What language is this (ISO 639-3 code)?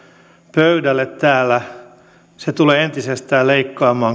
fin